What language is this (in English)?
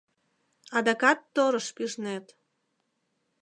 Mari